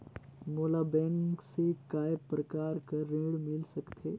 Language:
Chhattisgarhi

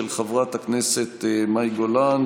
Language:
Hebrew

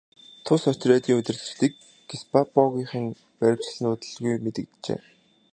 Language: Mongolian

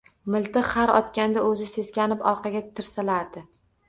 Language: Uzbek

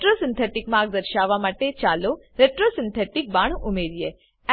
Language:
Gujarati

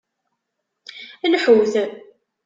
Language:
Kabyle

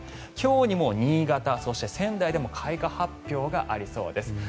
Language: Japanese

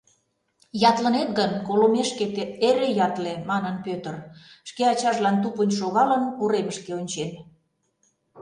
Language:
Mari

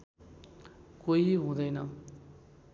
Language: Nepali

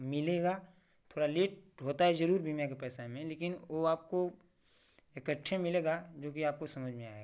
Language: Hindi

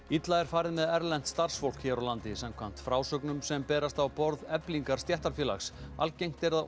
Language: Icelandic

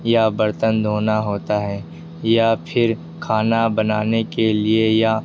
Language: Urdu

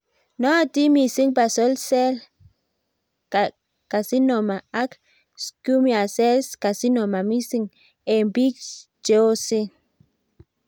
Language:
Kalenjin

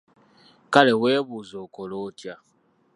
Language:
Ganda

